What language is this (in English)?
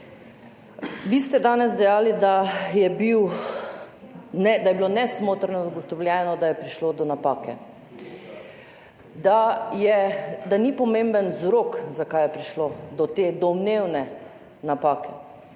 Slovenian